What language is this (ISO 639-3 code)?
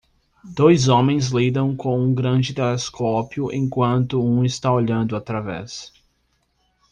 por